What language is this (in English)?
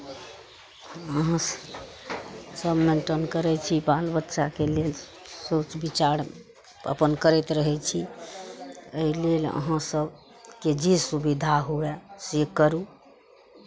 Maithili